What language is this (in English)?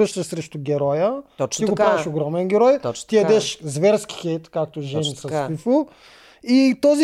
Bulgarian